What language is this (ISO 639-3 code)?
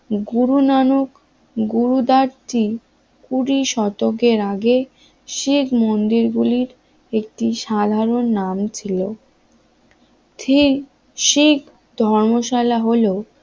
ben